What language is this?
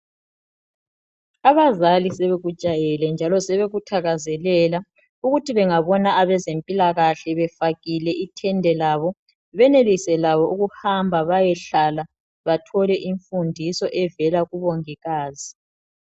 North Ndebele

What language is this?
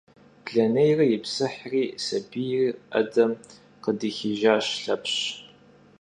Kabardian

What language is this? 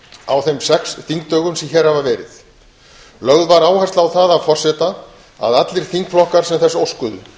Icelandic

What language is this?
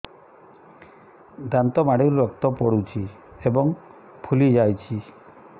Odia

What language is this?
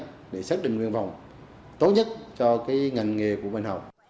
Vietnamese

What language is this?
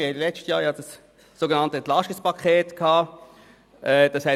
Swiss German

